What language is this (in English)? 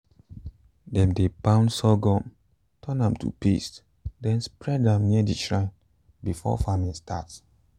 Nigerian Pidgin